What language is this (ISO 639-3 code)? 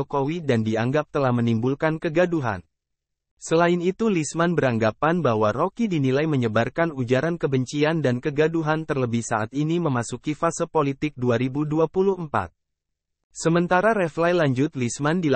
ind